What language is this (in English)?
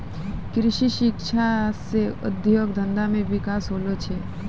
Maithili